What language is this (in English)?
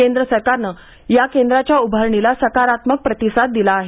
Marathi